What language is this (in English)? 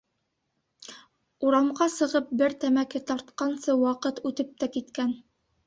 Bashkir